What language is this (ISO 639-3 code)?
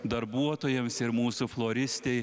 lit